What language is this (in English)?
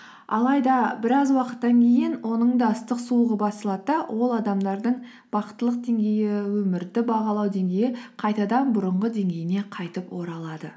Kazakh